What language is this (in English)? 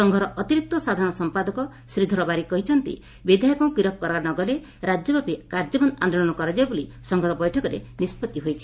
Odia